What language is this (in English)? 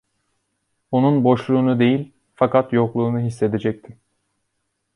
Turkish